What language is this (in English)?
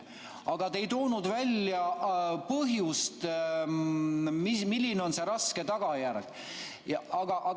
Estonian